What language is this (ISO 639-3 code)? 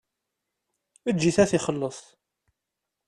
kab